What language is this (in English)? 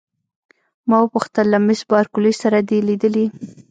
Pashto